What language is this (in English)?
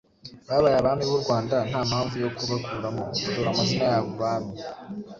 Kinyarwanda